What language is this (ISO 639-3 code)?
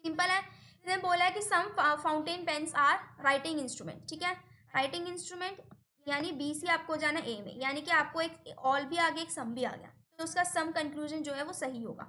hin